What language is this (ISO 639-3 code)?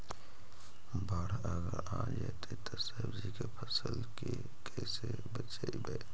mag